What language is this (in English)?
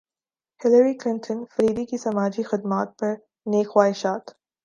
Urdu